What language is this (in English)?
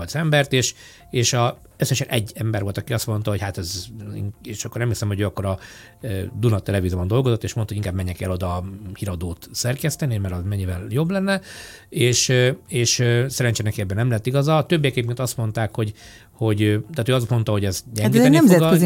Hungarian